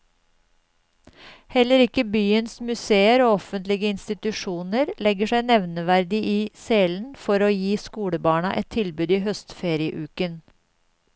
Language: Norwegian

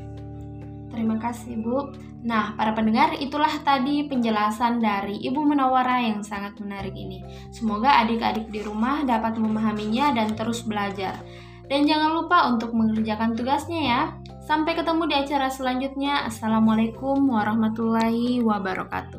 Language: Indonesian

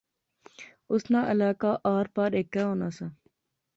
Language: Pahari-Potwari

